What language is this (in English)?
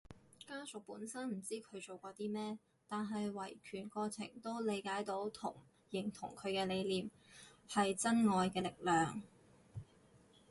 Cantonese